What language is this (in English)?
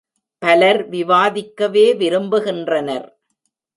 Tamil